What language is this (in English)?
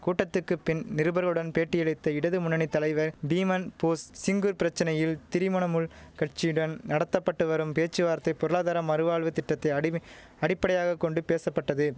Tamil